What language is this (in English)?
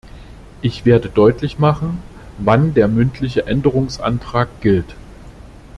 German